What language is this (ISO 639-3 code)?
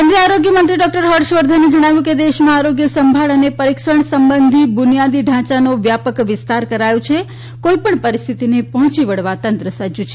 guj